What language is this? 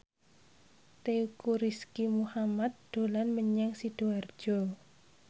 Javanese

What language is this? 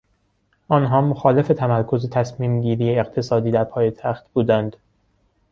Persian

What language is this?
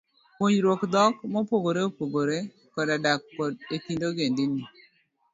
Luo (Kenya and Tanzania)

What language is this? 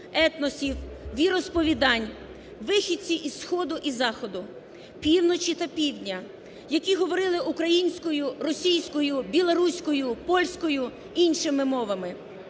Ukrainian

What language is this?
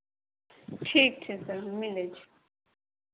Maithili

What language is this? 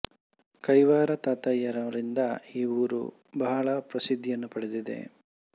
Kannada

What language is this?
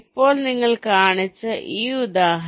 Malayalam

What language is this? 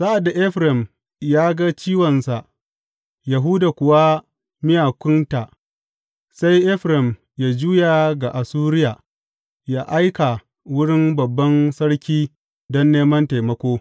Hausa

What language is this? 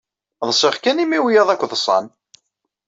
Kabyle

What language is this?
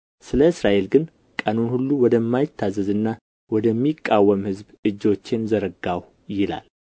Amharic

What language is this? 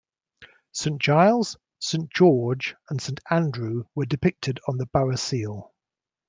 English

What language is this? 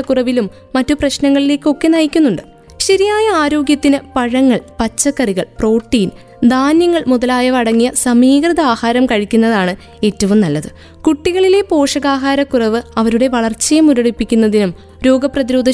Malayalam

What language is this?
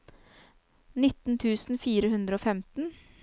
Norwegian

